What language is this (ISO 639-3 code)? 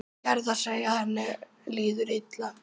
isl